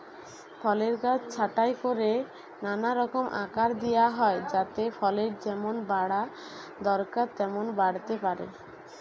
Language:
Bangla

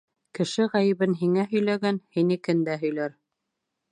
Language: Bashkir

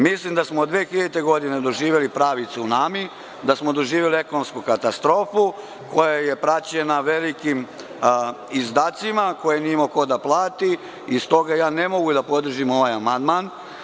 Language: Serbian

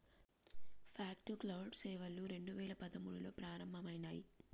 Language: Telugu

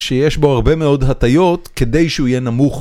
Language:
Hebrew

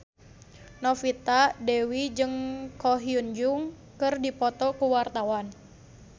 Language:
Sundanese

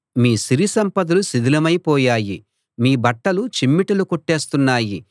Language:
Telugu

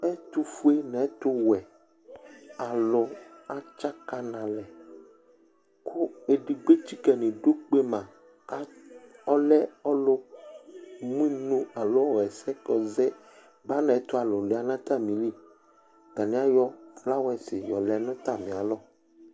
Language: Ikposo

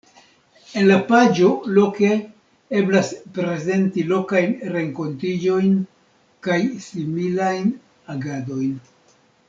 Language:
Esperanto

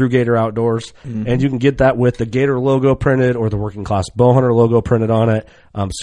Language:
English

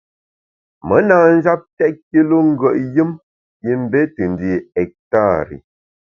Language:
Bamun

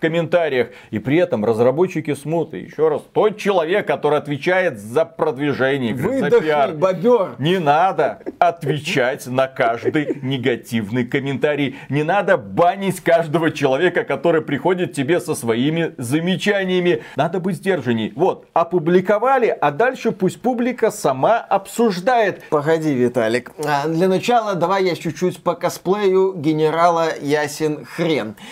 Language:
Russian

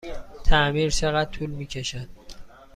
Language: Persian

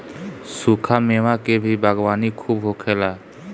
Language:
Bhojpuri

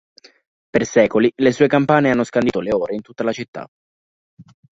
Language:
Italian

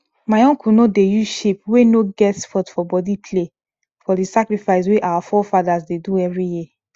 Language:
Nigerian Pidgin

